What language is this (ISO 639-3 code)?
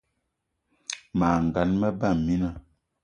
eto